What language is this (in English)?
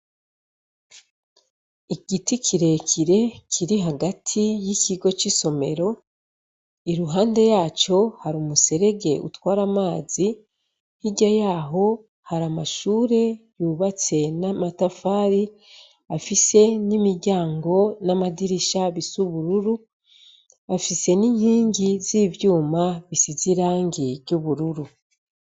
Rundi